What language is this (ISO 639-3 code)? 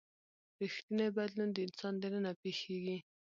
pus